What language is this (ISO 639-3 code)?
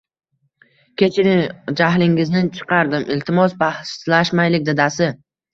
uzb